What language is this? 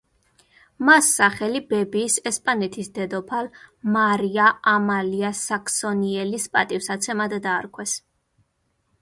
Georgian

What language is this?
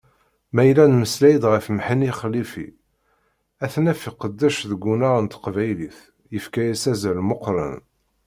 Kabyle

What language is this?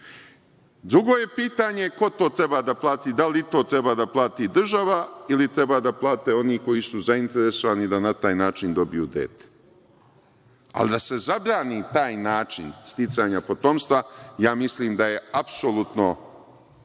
Serbian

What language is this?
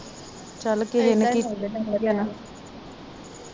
Punjabi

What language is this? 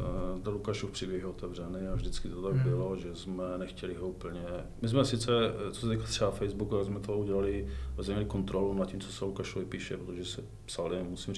Czech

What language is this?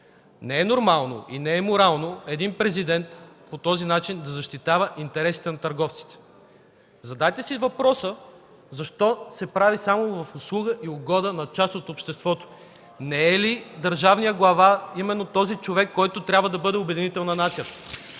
Bulgarian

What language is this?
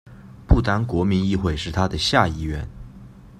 Chinese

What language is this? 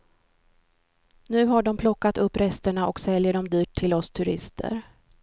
Swedish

